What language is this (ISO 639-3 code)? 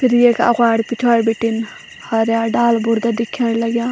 gbm